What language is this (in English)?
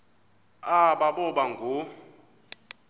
Xhosa